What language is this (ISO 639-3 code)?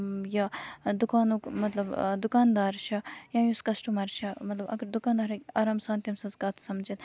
kas